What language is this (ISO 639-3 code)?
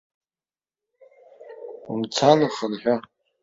abk